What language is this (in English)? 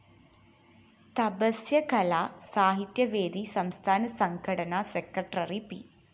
Malayalam